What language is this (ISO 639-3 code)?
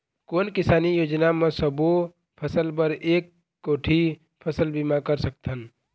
hne